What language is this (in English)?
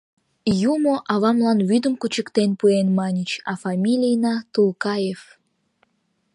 Mari